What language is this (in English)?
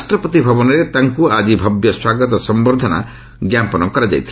Odia